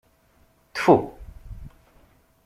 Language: Kabyle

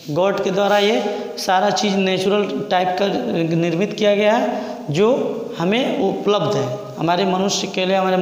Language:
Hindi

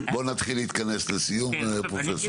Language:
Hebrew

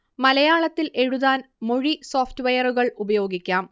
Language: Malayalam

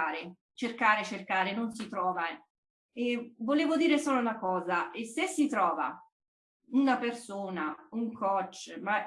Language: Italian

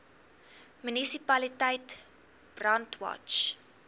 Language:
Afrikaans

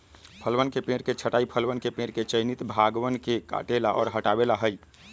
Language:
Magahi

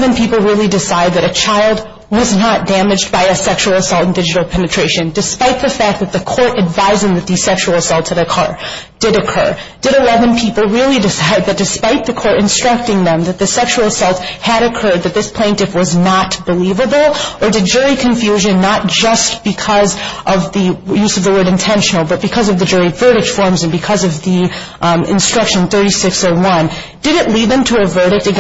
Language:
English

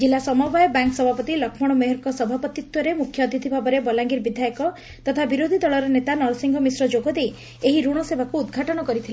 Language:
Odia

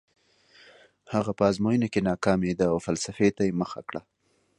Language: Pashto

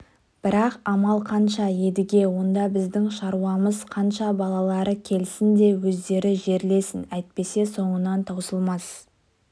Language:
Kazakh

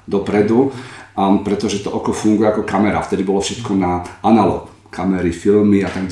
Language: Slovak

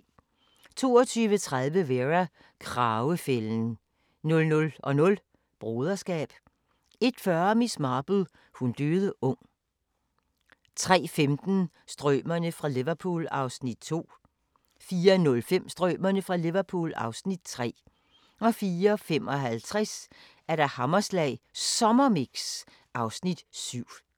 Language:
Danish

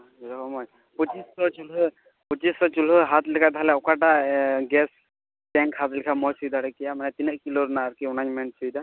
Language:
Santali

